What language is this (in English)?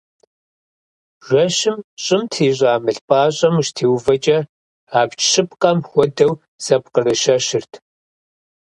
Kabardian